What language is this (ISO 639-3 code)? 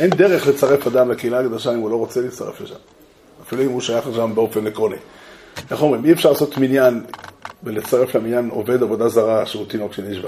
heb